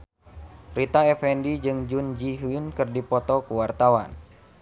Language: Sundanese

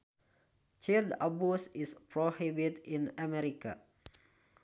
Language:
Sundanese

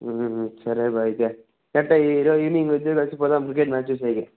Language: Telugu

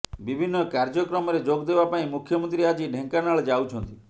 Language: Odia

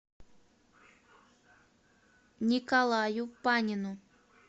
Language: Russian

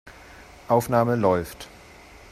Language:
German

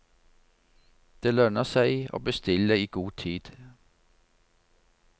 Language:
Norwegian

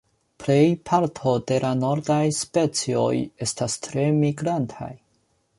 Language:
Esperanto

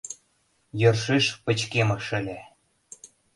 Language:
Mari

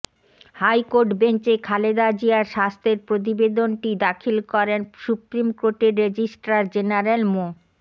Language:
Bangla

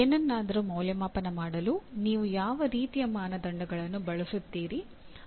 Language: Kannada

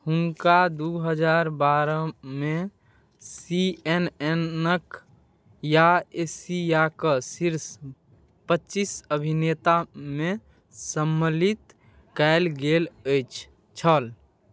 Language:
Maithili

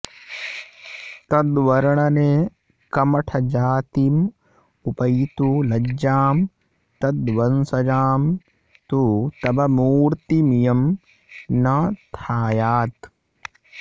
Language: Sanskrit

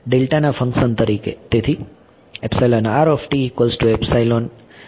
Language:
Gujarati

